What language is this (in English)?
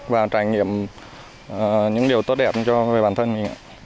Vietnamese